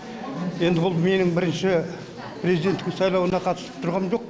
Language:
Kazakh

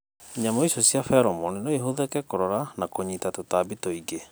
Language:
Kikuyu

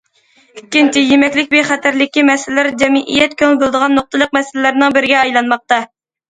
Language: Uyghur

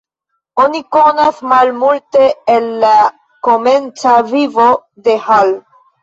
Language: Esperanto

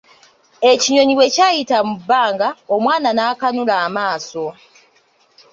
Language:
Ganda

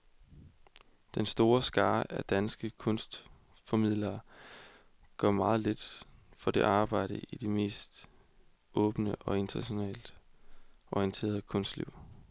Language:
Danish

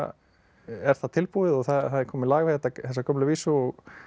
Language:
Icelandic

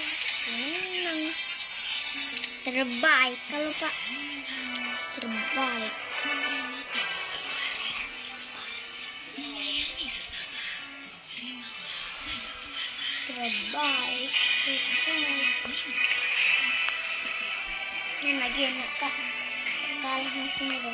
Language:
Indonesian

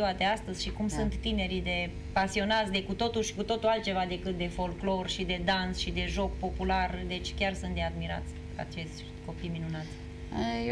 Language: Romanian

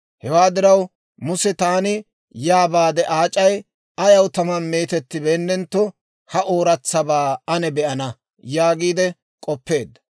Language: Dawro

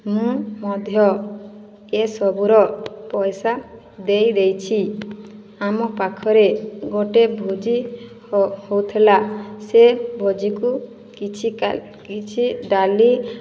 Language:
Odia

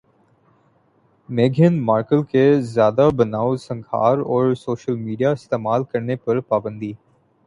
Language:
Urdu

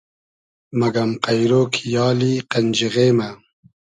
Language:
Hazaragi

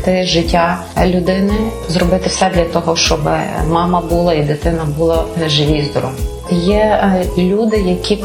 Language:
Ukrainian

